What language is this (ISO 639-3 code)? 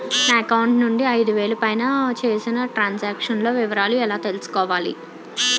tel